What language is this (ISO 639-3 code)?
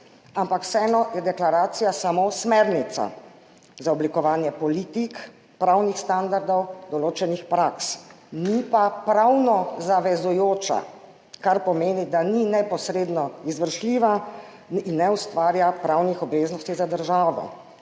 slv